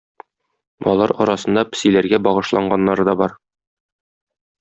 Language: Tatar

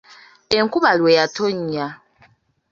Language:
Ganda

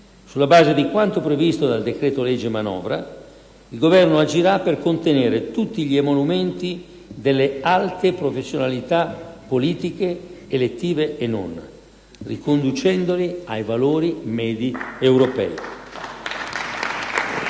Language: Italian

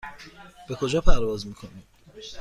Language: Persian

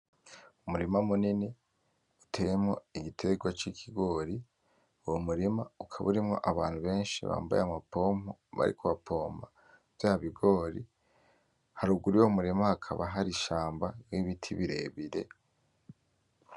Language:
Rundi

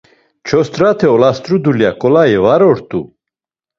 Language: Laz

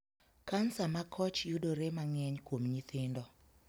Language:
Luo (Kenya and Tanzania)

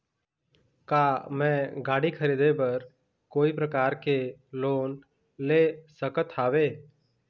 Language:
Chhattisgarhi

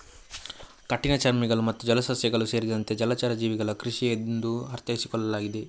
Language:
Kannada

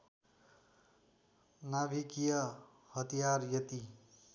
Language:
Nepali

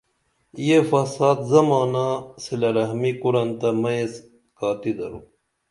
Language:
Dameli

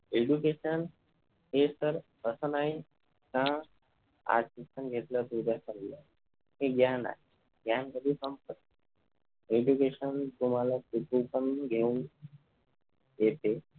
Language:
Marathi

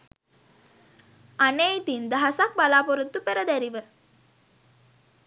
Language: Sinhala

